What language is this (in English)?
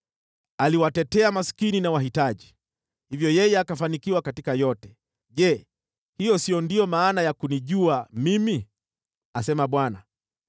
Swahili